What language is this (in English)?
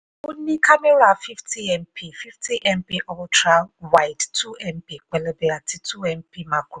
Yoruba